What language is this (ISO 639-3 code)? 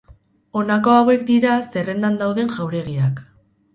eus